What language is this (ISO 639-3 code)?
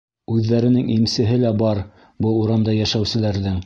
bak